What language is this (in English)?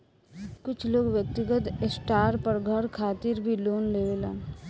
Bhojpuri